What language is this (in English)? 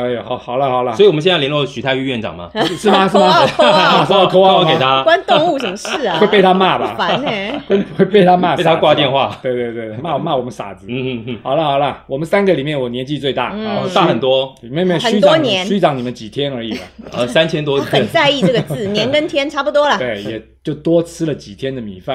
Chinese